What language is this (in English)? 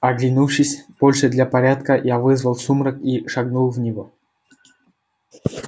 Russian